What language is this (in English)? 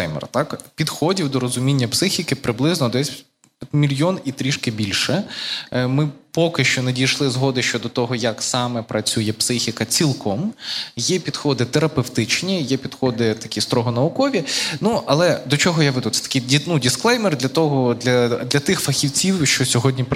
Ukrainian